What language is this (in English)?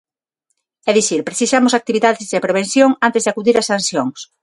Galician